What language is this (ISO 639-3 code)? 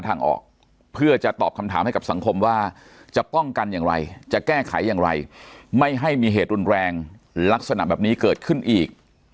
tha